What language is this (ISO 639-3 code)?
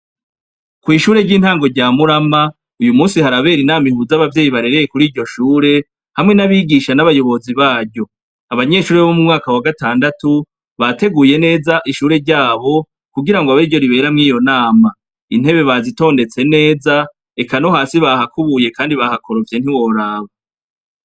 run